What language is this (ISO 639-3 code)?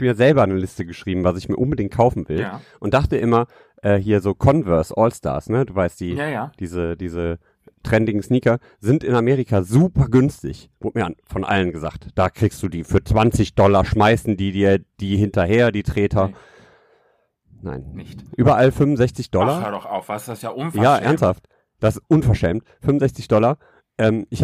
deu